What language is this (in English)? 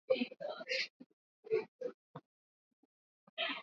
Swahili